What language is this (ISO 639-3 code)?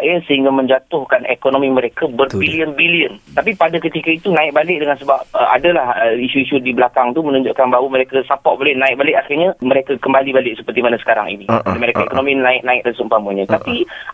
msa